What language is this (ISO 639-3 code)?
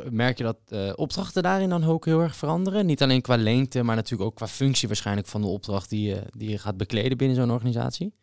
nld